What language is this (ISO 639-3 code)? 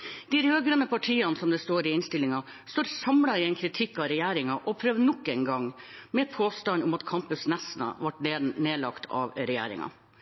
nob